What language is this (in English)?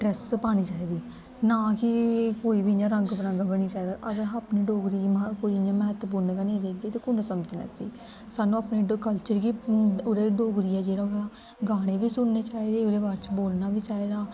Dogri